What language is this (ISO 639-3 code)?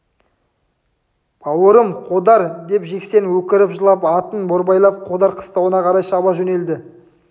kaz